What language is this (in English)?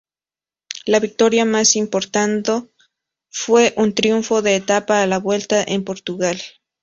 Spanish